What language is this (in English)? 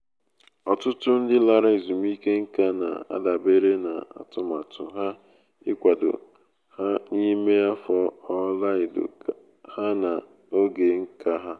Igbo